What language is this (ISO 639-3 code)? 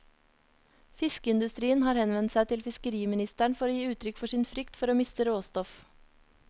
nor